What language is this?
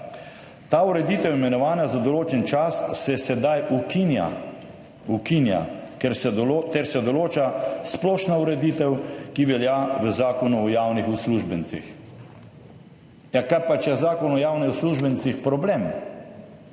Slovenian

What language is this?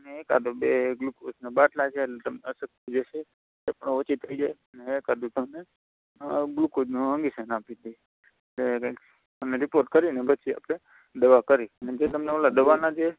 Gujarati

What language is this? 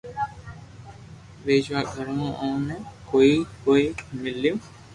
Loarki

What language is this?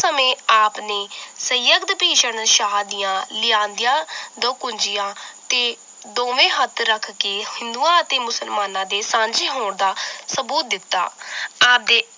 Punjabi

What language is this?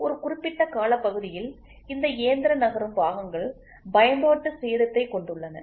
Tamil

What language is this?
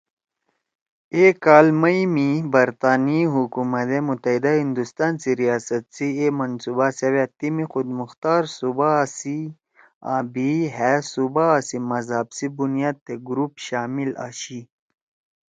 Torwali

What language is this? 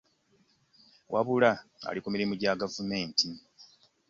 Ganda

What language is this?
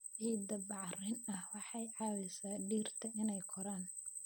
Somali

